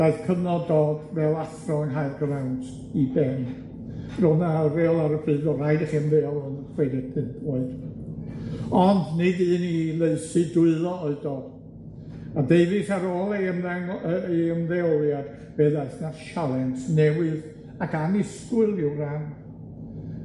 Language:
Welsh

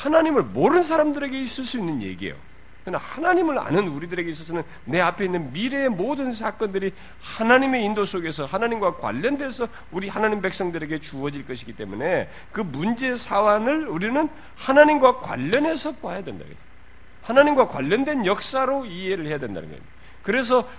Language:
Korean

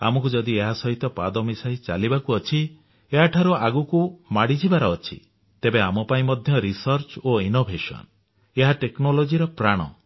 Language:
Odia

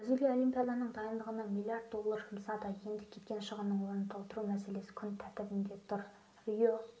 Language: Kazakh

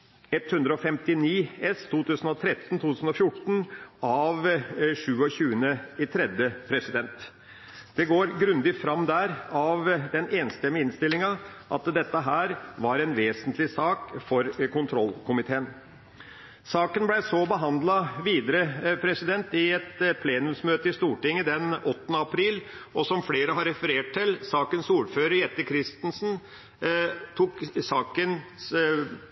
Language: Norwegian Bokmål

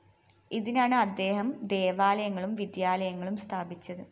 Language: Malayalam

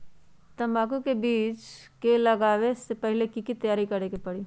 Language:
Magahi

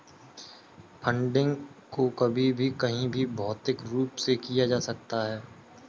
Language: Hindi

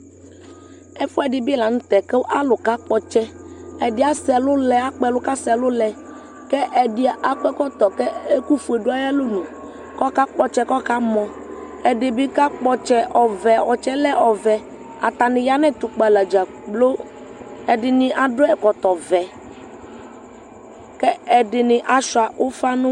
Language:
Ikposo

